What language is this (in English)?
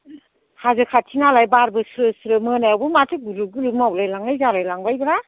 Bodo